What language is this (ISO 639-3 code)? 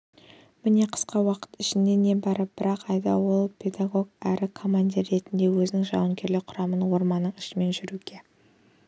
kaz